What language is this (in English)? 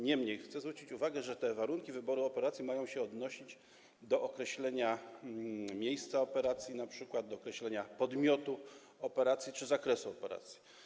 Polish